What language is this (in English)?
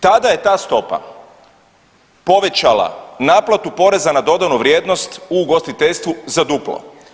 Croatian